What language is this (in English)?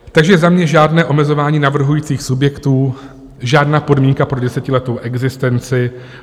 Czech